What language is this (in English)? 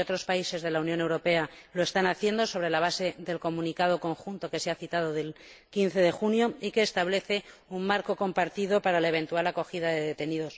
Spanish